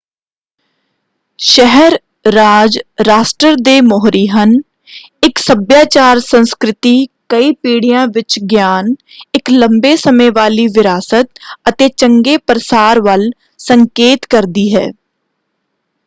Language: Punjabi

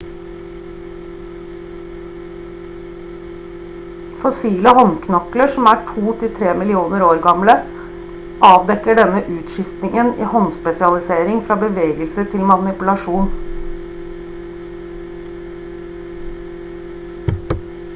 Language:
Norwegian Bokmål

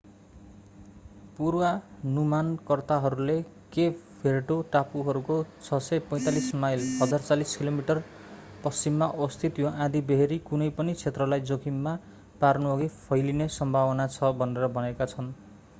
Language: Nepali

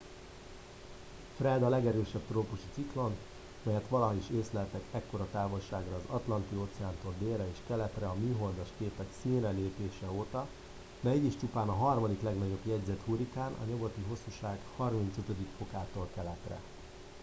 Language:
Hungarian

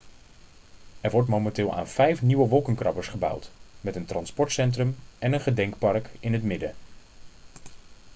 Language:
Dutch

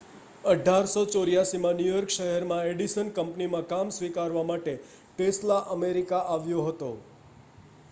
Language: Gujarati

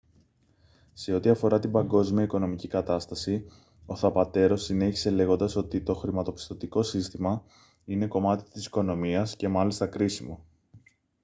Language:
Greek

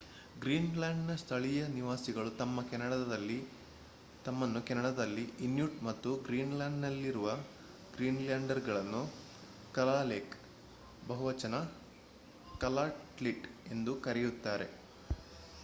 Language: Kannada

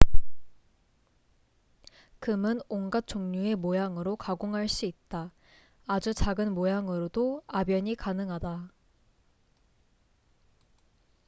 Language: Korean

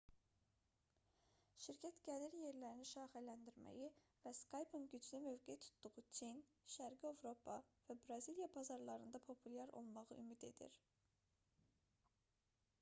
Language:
Azerbaijani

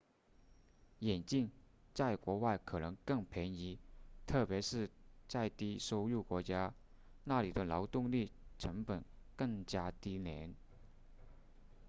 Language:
Chinese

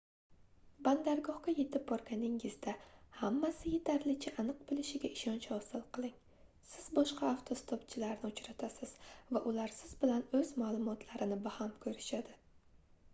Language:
Uzbek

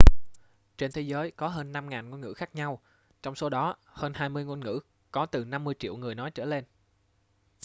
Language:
Vietnamese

